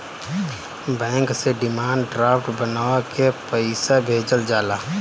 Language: Bhojpuri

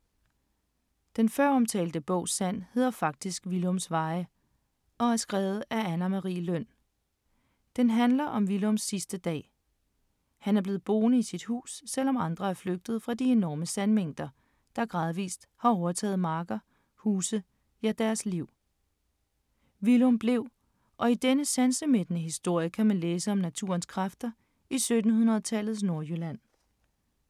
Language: Danish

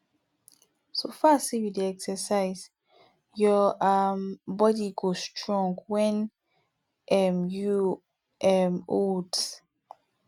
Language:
Nigerian Pidgin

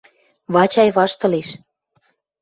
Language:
Western Mari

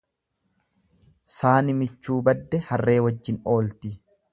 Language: Oromo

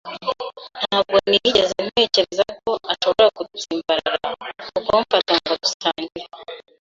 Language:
Kinyarwanda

